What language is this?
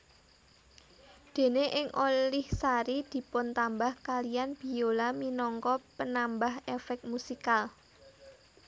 Javanese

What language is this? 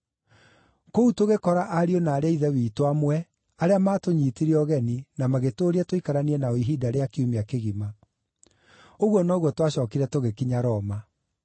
Kikuyu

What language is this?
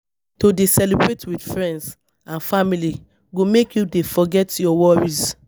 Nigerian Pidgin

